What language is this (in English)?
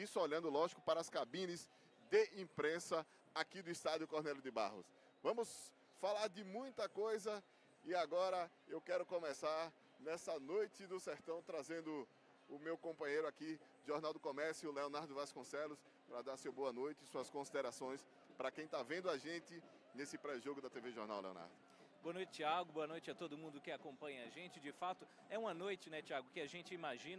Portuguese